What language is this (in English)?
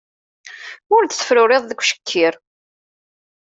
Kabyle